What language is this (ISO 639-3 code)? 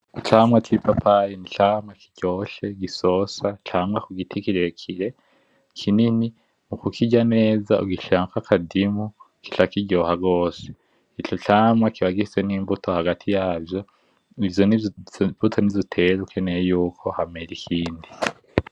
run